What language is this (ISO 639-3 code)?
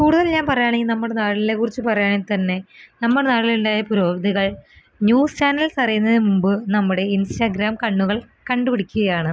mal